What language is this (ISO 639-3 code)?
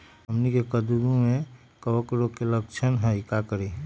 mag